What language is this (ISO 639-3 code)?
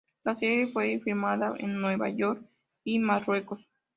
spa